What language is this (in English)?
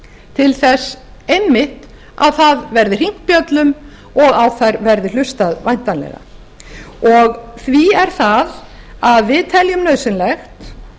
Icelandic